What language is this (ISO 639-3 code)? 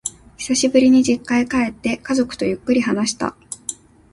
jpn